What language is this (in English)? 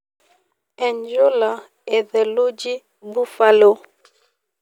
Masai